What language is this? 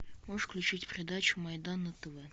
Russian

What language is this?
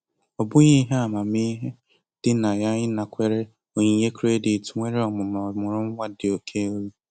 Igbo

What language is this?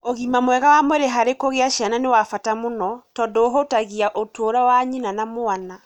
Kikuyu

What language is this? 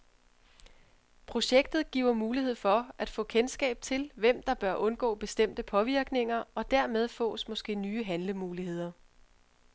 Danish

